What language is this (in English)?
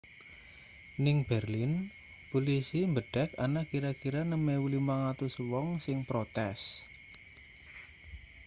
Javanese